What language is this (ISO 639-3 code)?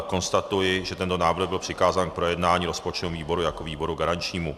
ces